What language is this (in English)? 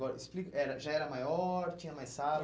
Portuguese